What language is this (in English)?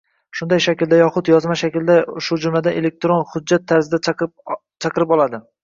Uzbek